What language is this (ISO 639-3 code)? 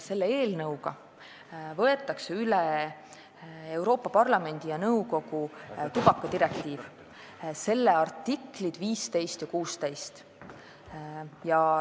est